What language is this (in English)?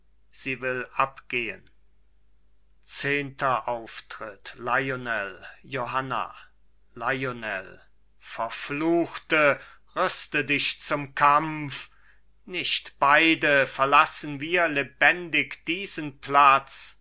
German